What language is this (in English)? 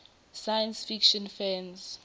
Swati